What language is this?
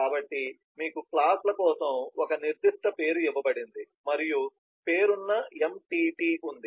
Telugu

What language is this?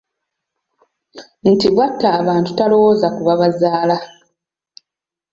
Ganda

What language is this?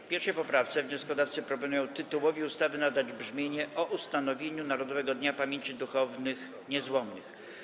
Polish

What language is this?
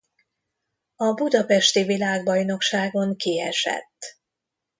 Hungarian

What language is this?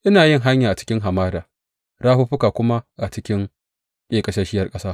Hausa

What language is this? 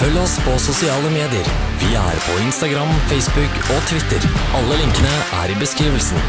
Norwegian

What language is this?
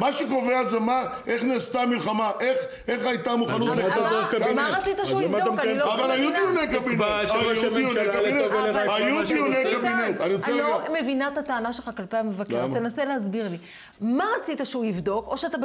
Hebrew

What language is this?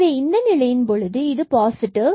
Tamil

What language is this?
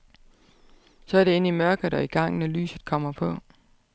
Danish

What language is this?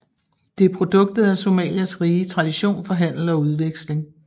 Danish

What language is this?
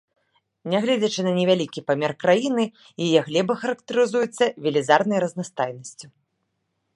Belarusian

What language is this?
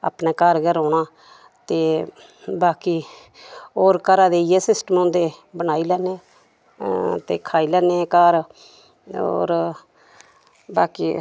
Dogri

